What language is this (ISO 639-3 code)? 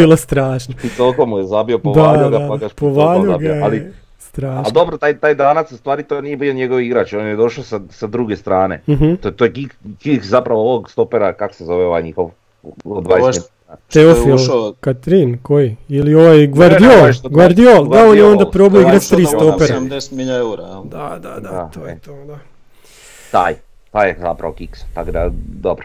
hrv